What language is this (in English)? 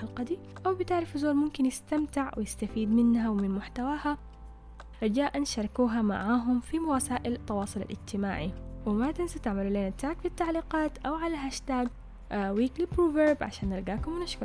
Arabic